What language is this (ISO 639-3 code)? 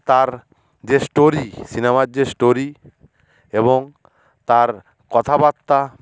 ben